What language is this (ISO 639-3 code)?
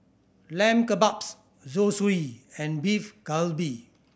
eng